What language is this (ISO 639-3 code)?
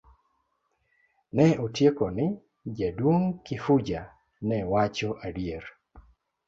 luo